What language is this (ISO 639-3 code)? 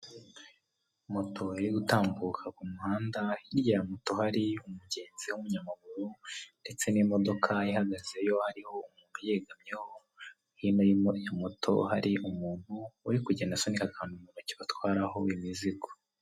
kin